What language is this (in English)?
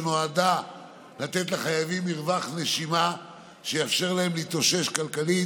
Hebrew